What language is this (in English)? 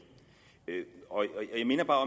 Danish